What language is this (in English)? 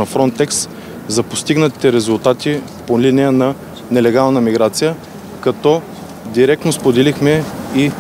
Bulgarian